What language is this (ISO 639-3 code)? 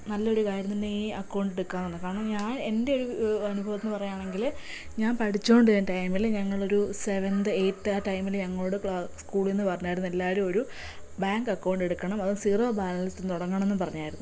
mal